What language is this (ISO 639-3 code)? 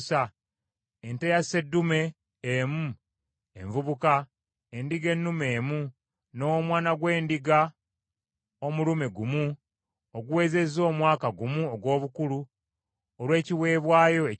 lug